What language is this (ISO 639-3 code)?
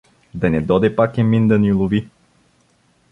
bul